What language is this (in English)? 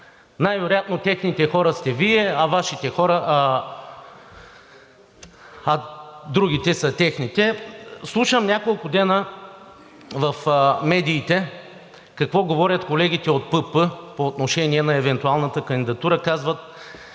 Bulgarian